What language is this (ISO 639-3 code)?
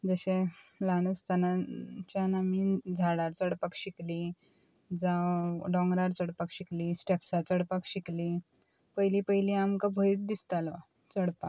kok